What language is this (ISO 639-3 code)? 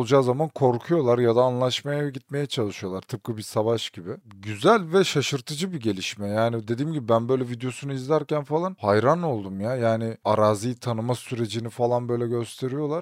tur